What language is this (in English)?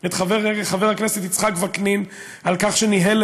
Hebrew